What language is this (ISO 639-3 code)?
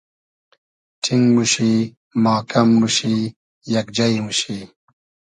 haz